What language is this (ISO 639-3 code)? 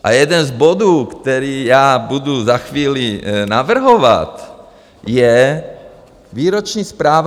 ces